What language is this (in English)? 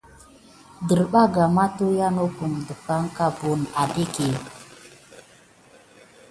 Gidar